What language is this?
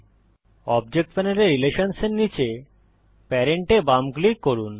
Bangla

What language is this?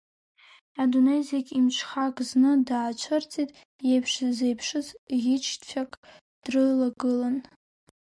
Abkhazian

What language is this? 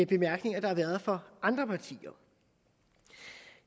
Danish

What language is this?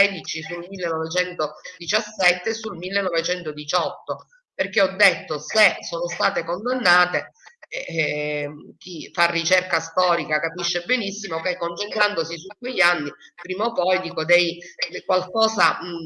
Italian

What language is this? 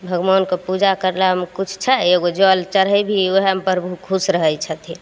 Maithili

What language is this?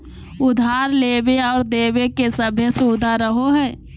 Magahi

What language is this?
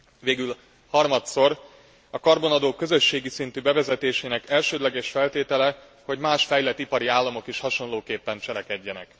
Hungarian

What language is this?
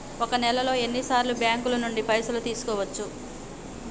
Telugu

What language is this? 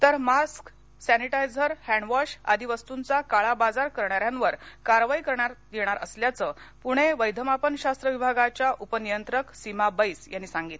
Marathi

